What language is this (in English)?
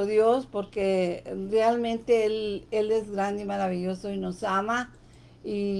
Spanish